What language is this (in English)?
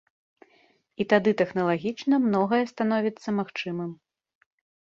Belarusian